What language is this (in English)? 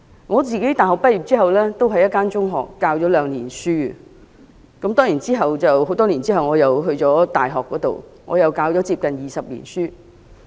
Cantonese